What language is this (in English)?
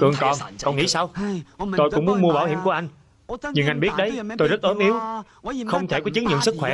Vietnamese